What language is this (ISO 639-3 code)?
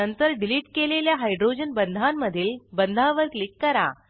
mar